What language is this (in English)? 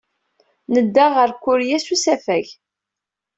Kabyle